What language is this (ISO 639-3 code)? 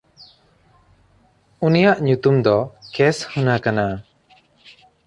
sat